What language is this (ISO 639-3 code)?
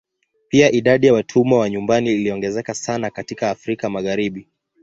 swa